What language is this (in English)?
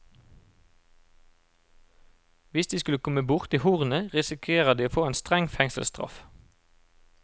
Norwegian